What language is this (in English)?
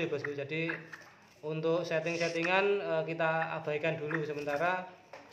Indonesian